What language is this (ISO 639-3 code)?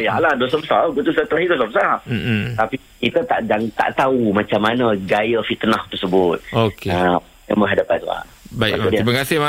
msa